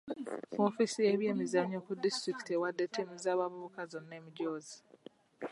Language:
Ganda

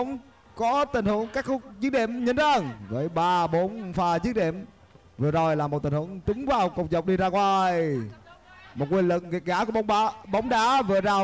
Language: Vietnamese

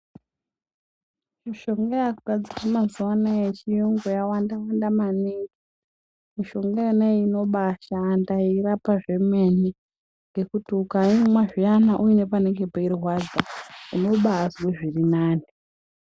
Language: Ndau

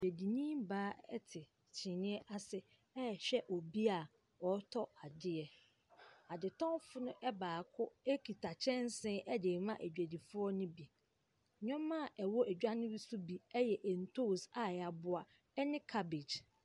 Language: Akan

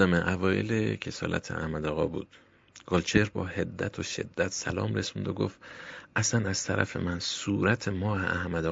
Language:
Persian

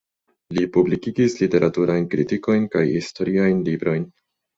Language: Esperanto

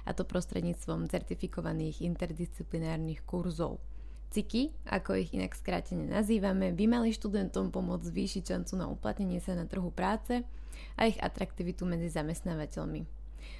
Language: Slovak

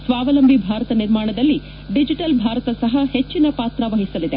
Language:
Kannada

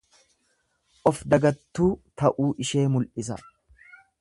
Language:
Oromo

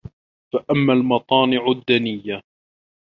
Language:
Arabic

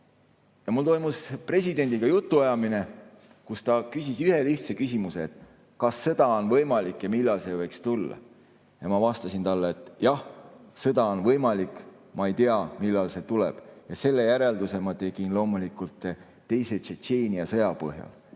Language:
Estonian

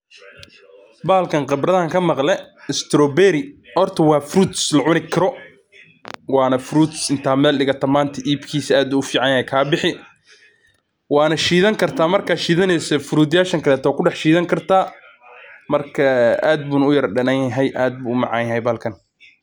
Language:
Somali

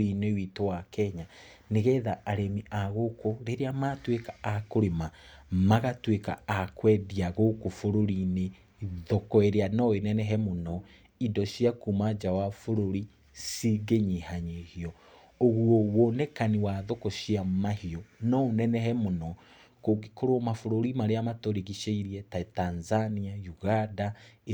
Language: Kikuyu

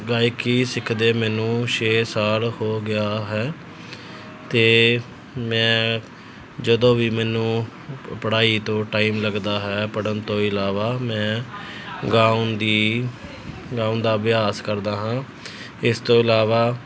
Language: Punjabi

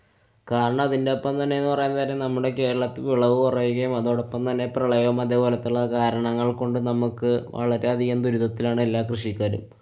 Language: Malayalam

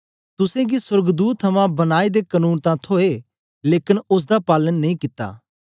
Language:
Dogri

